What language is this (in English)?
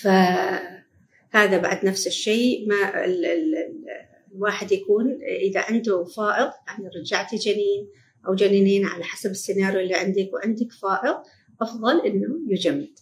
Arabic